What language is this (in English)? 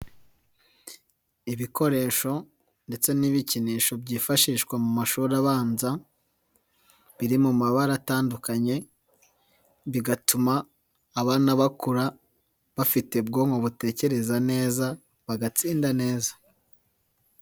Kinyarwanda